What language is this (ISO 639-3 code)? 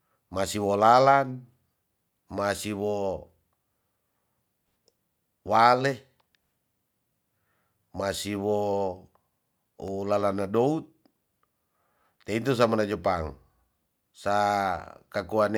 txs